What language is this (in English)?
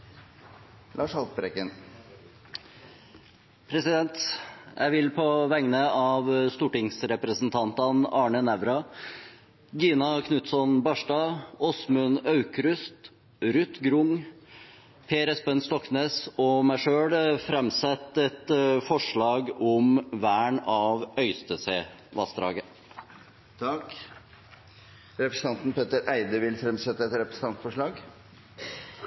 Norwegian